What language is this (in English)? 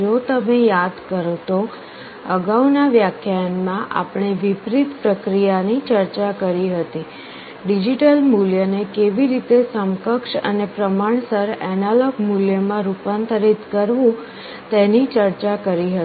Gujarati